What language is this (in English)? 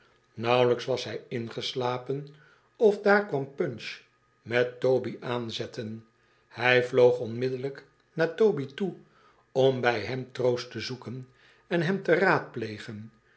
Dutch